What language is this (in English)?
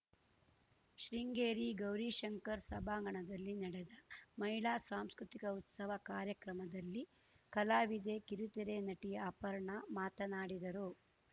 Kannada